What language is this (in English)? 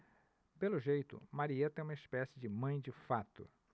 Portuguese